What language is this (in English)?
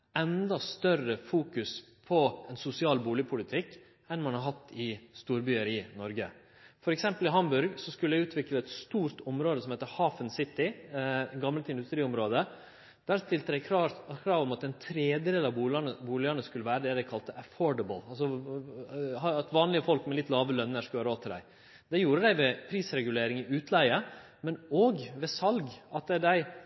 Norwegian Nynorsk